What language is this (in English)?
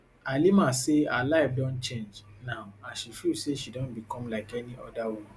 Nigerian Pidgin